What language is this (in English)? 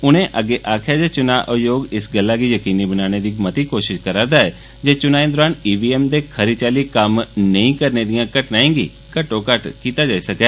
Dogri